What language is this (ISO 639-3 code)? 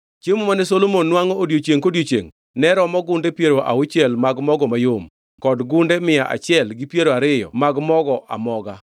luo